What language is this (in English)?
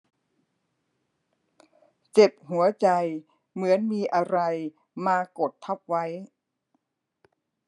Thai